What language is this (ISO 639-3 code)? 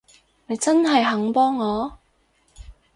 yue